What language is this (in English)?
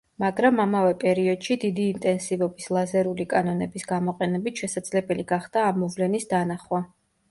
Georgian